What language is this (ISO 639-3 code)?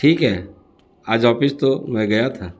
urd